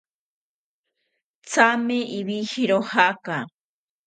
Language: South Ucayali Ashéninka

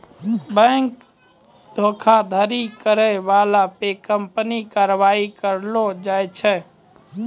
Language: Maithili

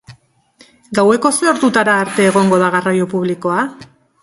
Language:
Basque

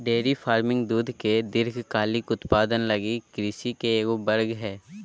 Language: Magahi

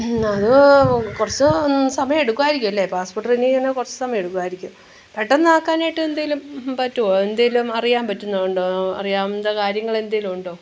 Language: Malayalam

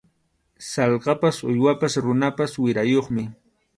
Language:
Arequipa-La Unión Quechua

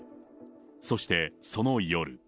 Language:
Japanese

